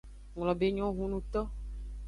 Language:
Aja (Benin)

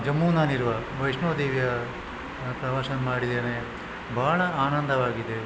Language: Kannada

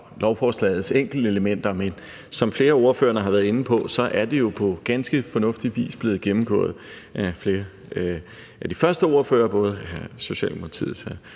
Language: Danish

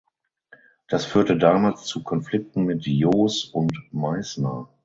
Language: German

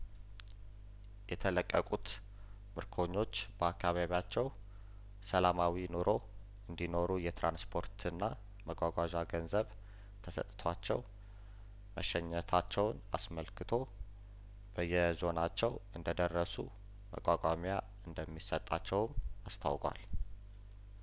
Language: Amharic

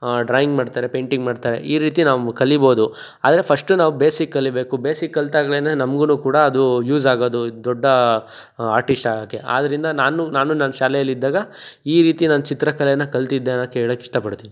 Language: Kannada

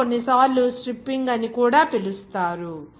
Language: Telugu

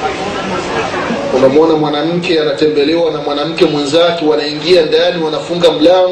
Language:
Swahili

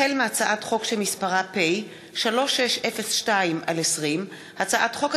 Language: Hebrew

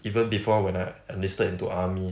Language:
English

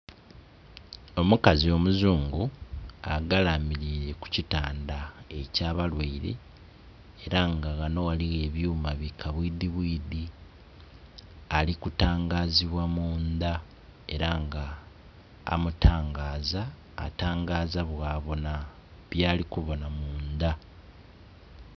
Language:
Soga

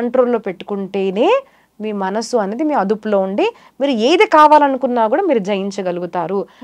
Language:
Telugu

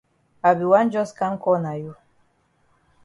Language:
Cameroon Pidgin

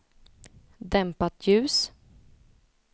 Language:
Swedish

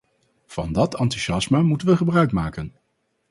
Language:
Dutch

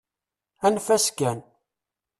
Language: Kabyle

